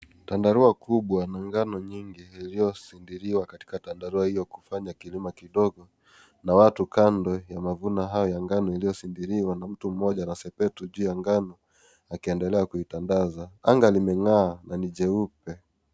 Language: Swahili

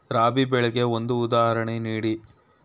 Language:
Kannada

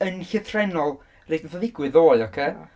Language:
Welsh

